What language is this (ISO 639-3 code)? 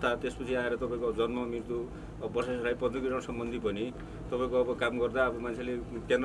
nep